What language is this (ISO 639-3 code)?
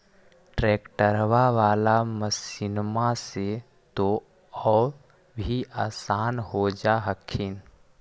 mag